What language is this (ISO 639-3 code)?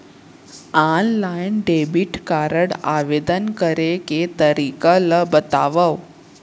hne